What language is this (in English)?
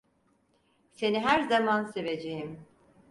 Turkish